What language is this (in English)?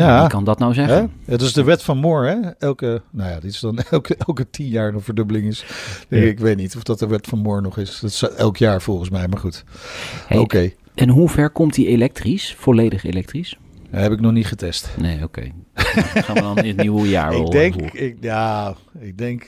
Dutch